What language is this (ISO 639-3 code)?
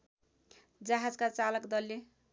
nep